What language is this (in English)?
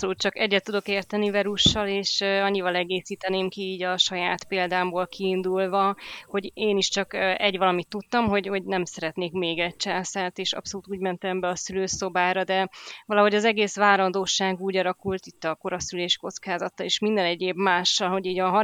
Hungarian